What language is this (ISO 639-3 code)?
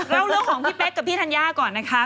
tha